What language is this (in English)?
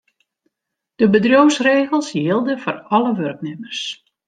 Western Frisian